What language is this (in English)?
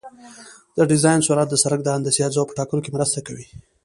Pashto